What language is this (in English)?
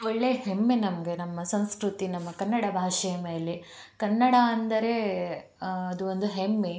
Kannada